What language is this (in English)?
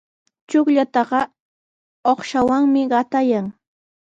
Sihuas Ancash Quechua